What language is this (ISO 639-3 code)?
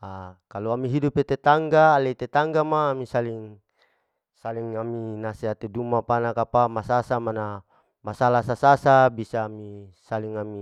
alo